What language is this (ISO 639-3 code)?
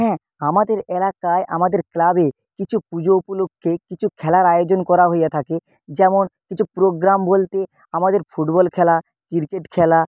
ben